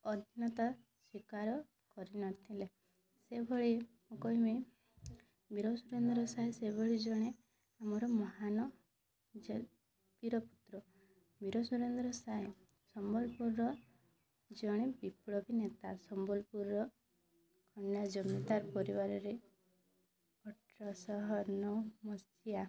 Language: Odia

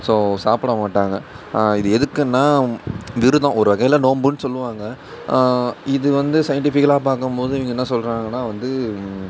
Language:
Tamil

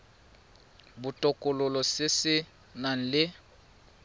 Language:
Tswana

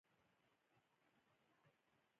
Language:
Pashto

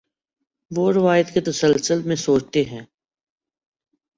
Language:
Urdu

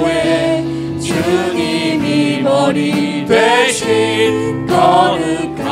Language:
Korean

